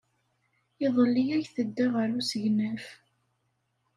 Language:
Kabyle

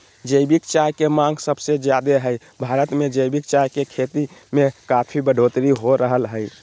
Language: Magahi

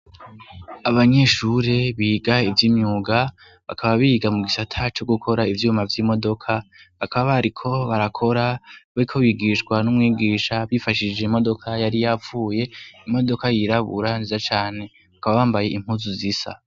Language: Rundi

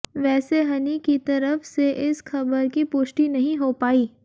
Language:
Hindi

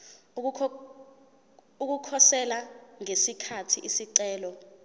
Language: Zulu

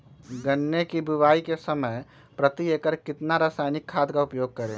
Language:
Magahi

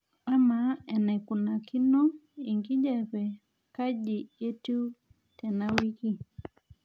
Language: Masai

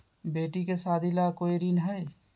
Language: Magahi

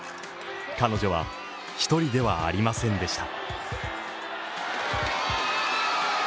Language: Japanese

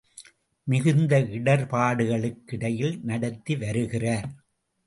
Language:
Tamil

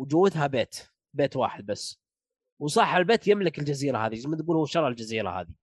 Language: Arabic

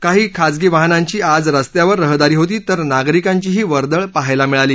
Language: Marathi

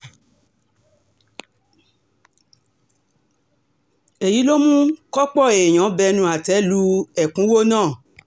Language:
Yoruba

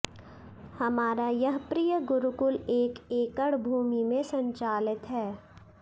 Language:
Sanskrit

